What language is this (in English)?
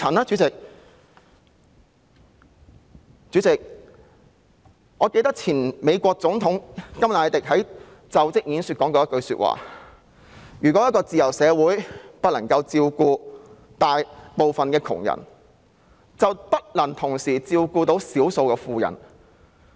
Cantonese